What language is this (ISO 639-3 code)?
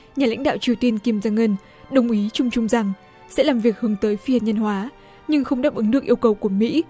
vie